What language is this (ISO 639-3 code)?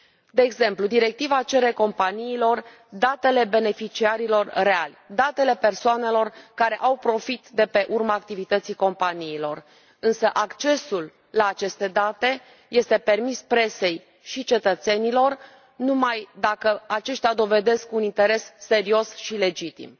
ron